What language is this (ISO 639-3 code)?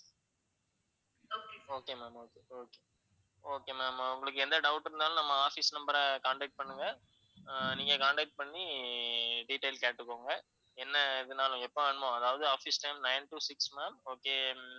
tam